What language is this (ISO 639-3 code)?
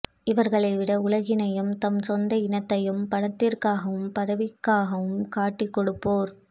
tam